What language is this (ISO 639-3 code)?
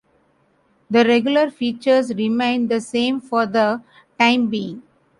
eng